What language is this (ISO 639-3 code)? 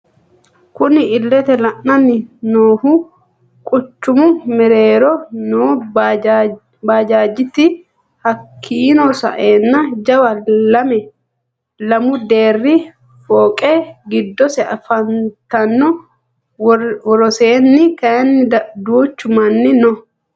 sid